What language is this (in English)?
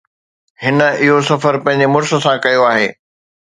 Sindhi